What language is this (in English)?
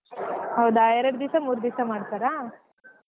Kannada